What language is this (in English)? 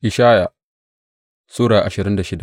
Hausa